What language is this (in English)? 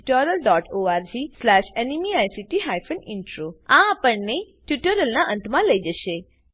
Gujarati